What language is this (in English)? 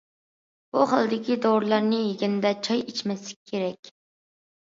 Uyghur